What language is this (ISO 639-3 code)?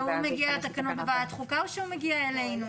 heb